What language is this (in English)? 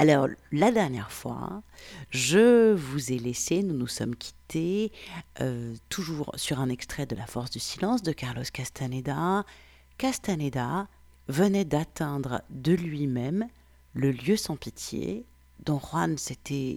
French